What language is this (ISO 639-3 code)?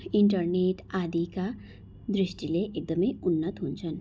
nep